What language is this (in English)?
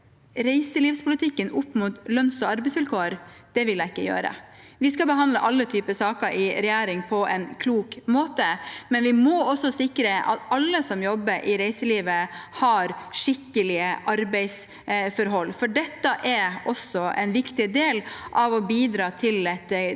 Norwegian